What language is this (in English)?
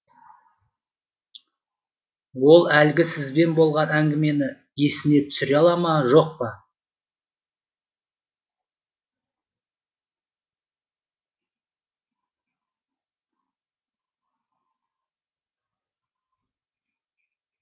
Kazakh